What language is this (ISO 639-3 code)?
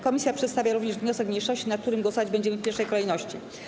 pol